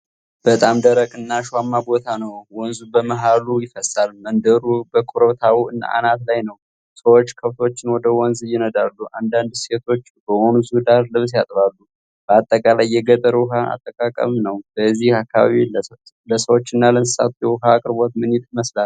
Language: Amharic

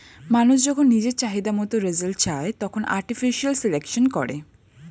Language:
Bangla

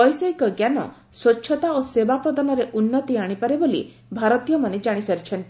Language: Odia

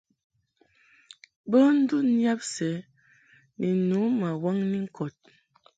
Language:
Mungaka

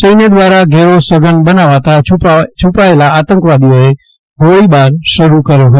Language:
Gujarati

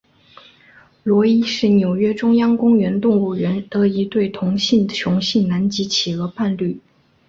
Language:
Chinese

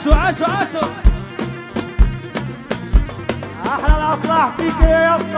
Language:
Arabic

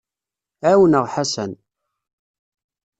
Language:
Kabyle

